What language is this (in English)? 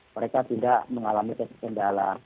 Indonesian